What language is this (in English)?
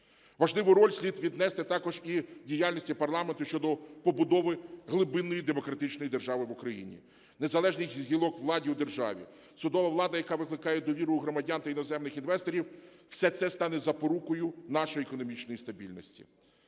Ukrainian